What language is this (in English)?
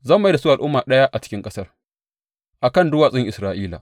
Hausa